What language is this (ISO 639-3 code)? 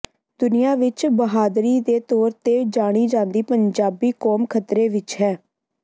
pan